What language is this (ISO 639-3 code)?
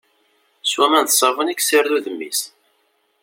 kab